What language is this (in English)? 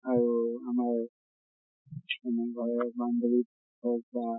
Assamese